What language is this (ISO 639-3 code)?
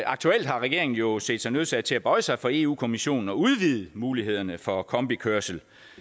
dan